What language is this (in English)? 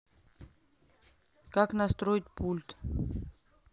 Russian